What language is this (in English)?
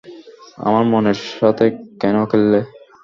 Bangla